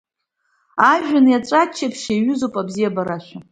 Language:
Abkhazian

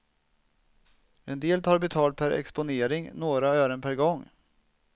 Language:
Swedish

